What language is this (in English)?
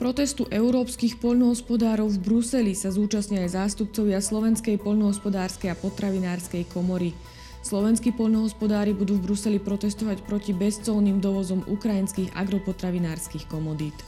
Slovak